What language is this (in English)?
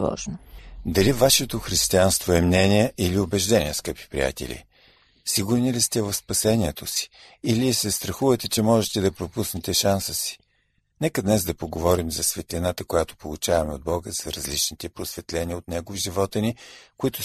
Bulgarian